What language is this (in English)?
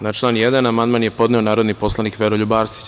Serbian